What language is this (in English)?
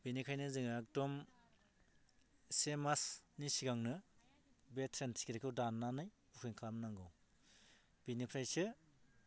Bodo